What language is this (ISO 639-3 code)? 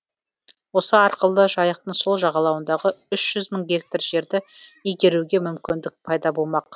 kaz